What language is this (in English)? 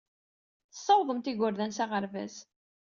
Kabyle